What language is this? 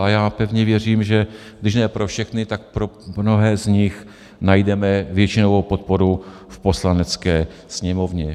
Czech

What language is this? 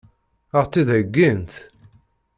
Kabyle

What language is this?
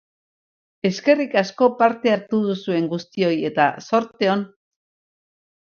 Basque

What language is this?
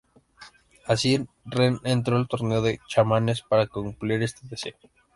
Spanish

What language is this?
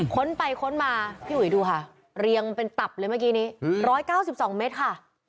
Thai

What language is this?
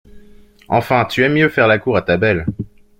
French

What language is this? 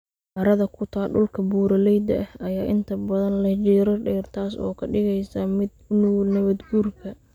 Somali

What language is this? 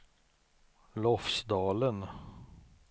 Swedish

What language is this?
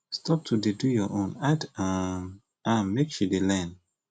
Nigerian Pidgin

